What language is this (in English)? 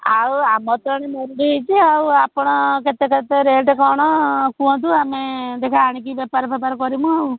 Odia